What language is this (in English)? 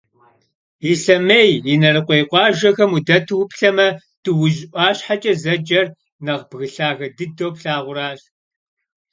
Kabardian